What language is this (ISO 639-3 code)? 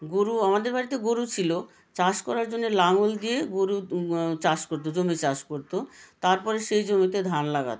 ben